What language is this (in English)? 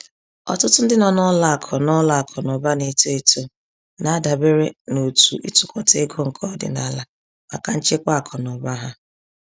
Igbo